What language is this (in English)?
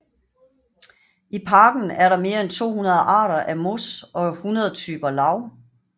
Danish